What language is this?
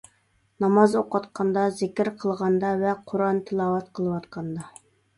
Uyghur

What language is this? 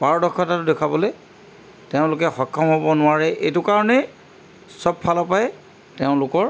Assamese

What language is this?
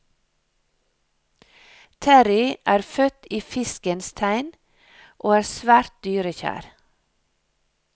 Norwegian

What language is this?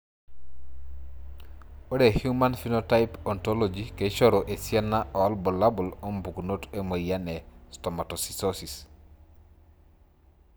Masai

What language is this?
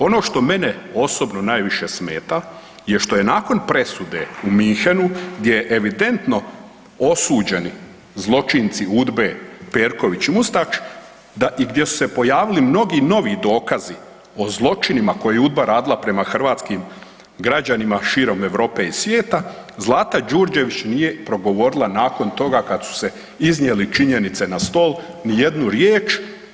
Croatian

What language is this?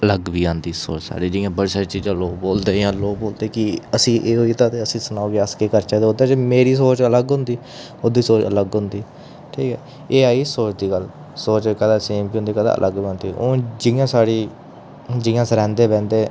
Dogri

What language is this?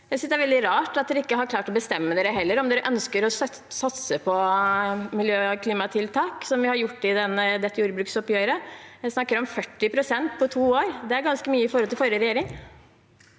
Norwegian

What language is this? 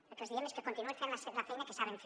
Catalan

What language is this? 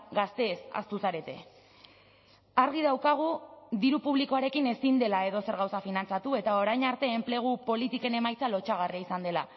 Basque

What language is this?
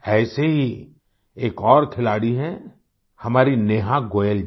Hindi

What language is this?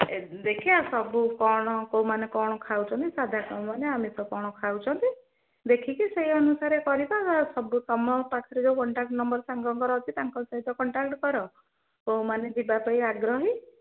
Odia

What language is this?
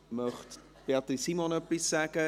Swiss German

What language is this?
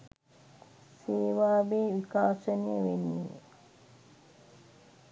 Sinhala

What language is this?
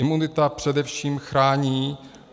Czech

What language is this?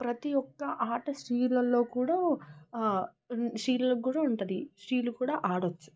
Telugu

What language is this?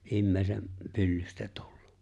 Finnish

